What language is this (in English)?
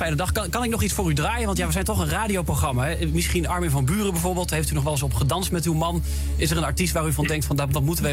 Dutch